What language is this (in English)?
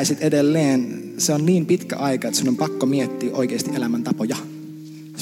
Finnish